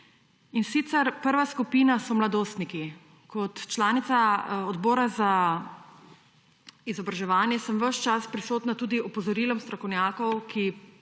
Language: Slovenian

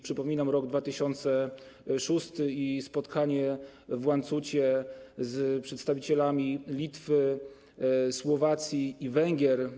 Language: Polish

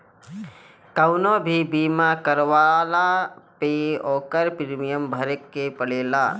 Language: Bhojpuri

